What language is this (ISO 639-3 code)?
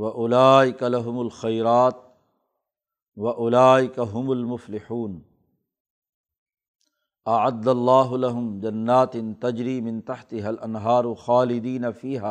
urd